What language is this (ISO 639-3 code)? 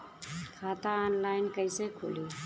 bho